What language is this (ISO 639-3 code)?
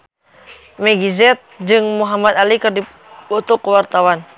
sun